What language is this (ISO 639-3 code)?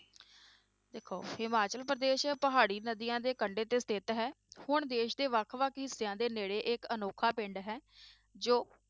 pan